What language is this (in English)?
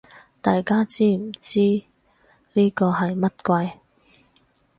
Cantonese